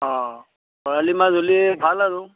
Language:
Assamese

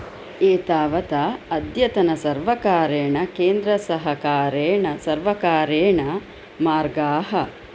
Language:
Sanskrit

